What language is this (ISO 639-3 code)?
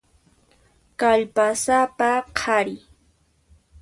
qxp